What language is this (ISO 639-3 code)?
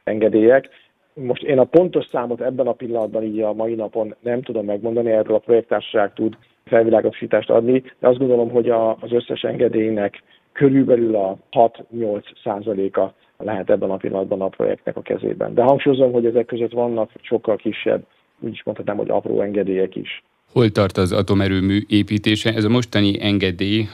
hun